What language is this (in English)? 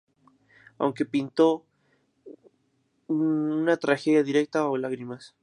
Spanish